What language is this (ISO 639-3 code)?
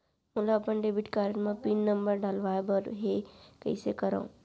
hne